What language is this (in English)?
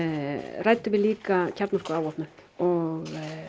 Icelandic